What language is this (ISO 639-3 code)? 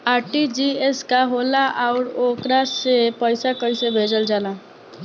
bho